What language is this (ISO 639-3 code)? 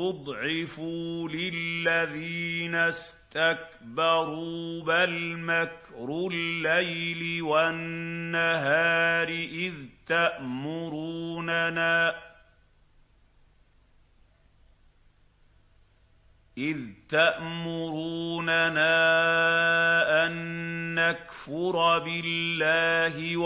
ara